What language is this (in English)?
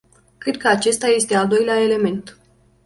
Romanian